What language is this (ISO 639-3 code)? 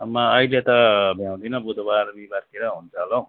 nep